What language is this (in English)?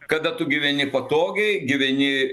Lithuanian